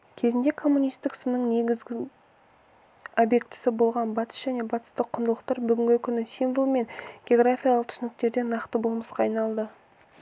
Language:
Kazakh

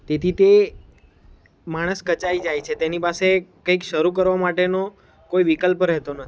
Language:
Gujarati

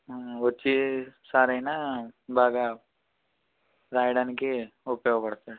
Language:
Telugu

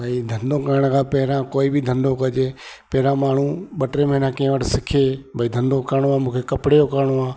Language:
Sindhi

